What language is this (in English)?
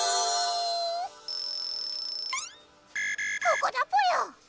Japanese